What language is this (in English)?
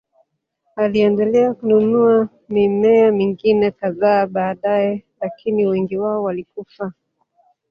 Swahili